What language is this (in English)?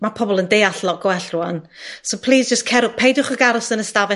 Welsh